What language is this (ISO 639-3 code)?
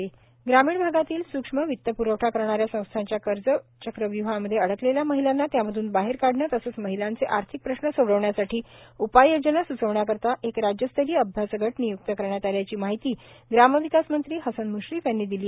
mar